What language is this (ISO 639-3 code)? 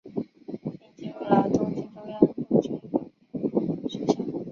zho